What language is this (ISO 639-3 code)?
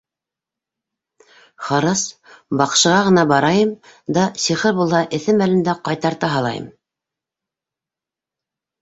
bak